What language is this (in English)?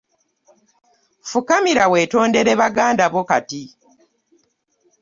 Ganda